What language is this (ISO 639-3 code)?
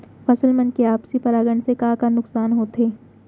hne